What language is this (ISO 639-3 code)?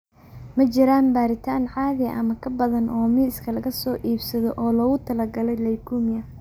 som